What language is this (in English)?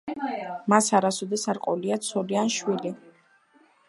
Georgian